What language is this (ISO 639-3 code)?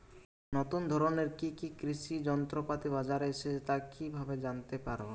ben